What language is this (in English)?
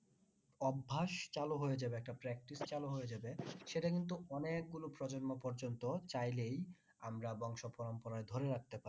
Bangla